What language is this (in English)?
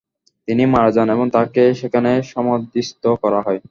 Bangla